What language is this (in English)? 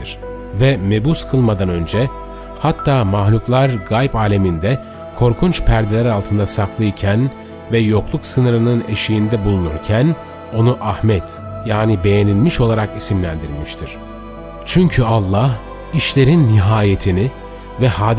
Turkish